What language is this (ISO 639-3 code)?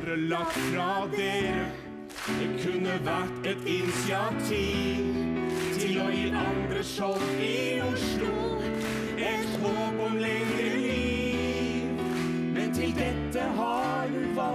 nor